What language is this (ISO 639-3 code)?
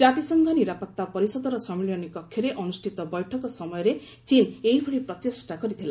ori